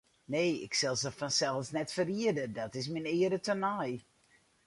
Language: Western Frisian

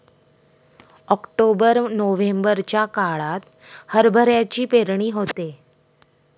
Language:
Marathi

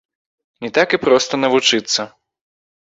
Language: Belarusian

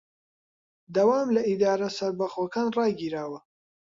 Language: Central Kurdish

